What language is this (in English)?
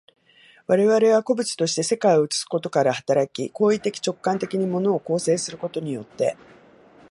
Japanese